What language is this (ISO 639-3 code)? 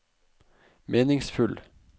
nor